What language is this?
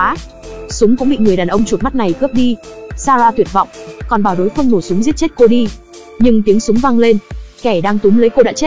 Vietnamese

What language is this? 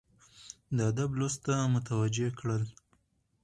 Pashto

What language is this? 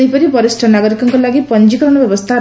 Odia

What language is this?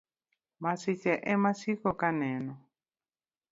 Luo (Kenya and Tanzania)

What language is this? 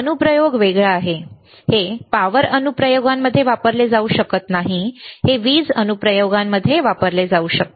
Marathi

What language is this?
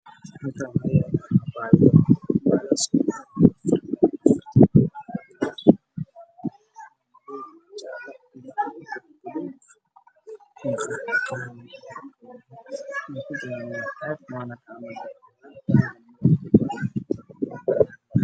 Somali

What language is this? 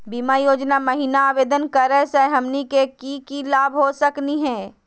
Magahi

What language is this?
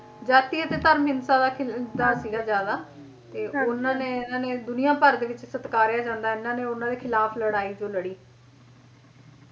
Punjabi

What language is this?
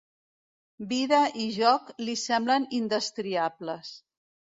Catalan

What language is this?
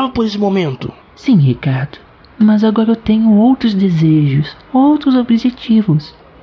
Portuguese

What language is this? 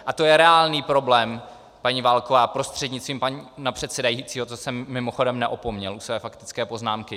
Czech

